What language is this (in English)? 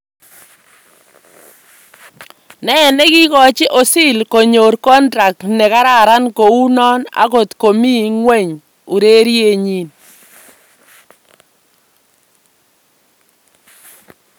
Kalenjin